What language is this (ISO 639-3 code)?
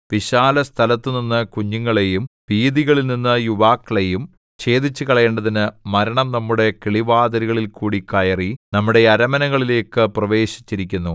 mal